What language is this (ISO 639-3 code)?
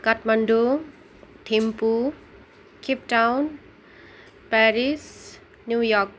nep